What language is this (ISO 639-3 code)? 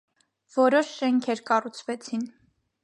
hye